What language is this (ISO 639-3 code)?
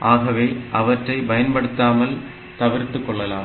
tam